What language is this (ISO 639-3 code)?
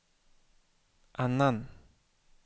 swe